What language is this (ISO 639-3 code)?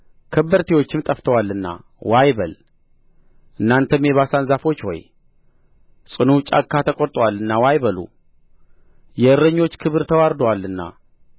amh